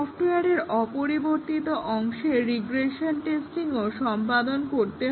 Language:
Bangla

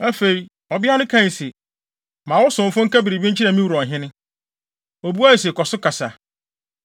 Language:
Akan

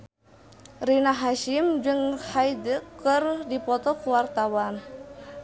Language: Sundanese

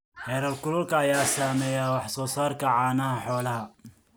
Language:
Somali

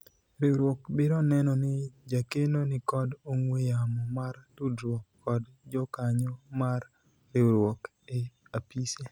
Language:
Luo (Kenya and Tanzania)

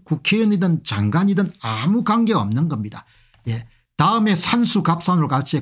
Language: Korean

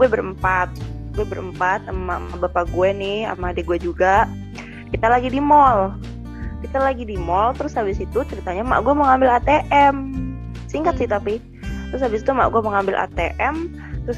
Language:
Indonesian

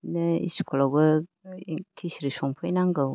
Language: Bodo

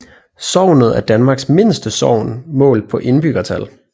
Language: Danish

